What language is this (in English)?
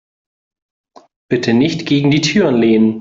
German